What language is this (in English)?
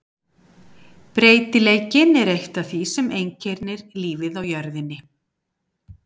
Icelandic